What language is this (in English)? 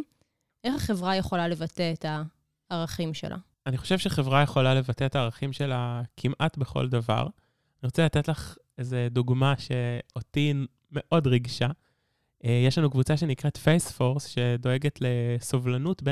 Hebrew